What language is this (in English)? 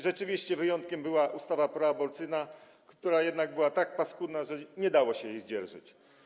Polish